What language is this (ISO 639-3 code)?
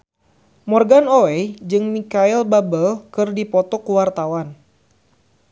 sun